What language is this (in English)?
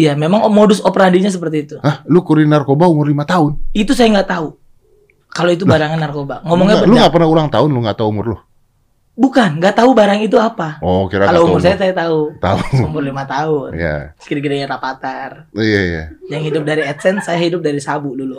Indonesian